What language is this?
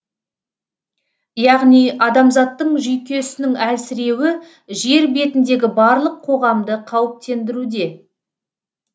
Kazakh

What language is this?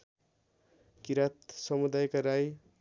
Nepali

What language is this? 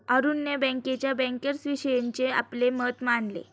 Marathi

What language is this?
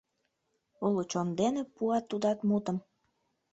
Mari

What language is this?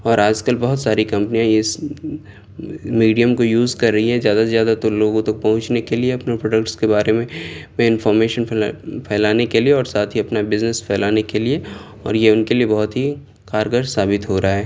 Urdu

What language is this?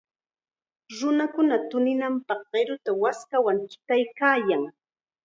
Chiquián Ancash Quechua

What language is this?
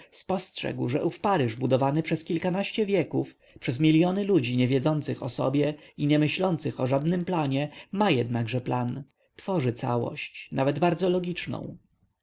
Polish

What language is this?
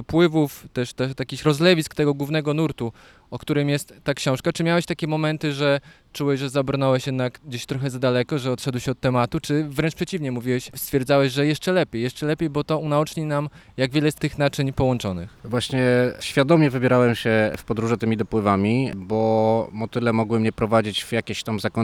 Polish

